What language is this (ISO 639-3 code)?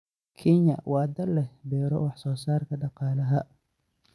som